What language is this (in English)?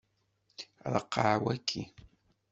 Kabyle